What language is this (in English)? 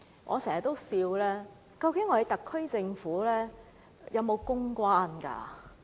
Cantonese